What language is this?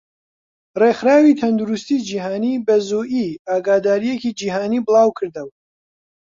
Central Kurdish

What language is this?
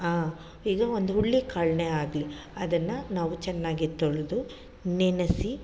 Kannada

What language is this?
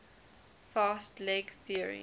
English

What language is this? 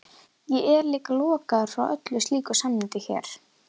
Icelandic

